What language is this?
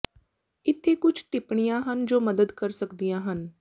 Punjabi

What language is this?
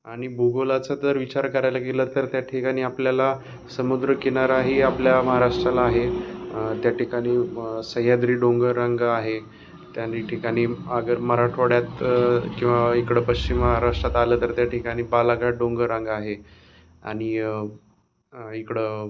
Marathi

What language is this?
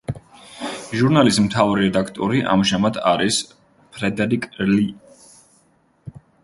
Georgian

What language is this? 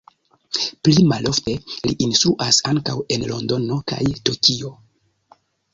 Esperanto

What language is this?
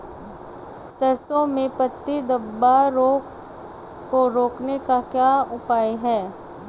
Hindi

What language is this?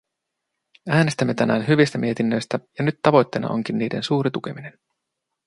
Finnish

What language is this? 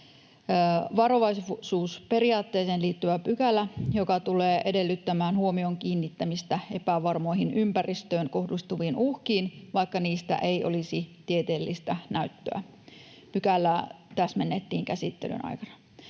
Finnish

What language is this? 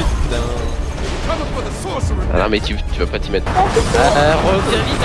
French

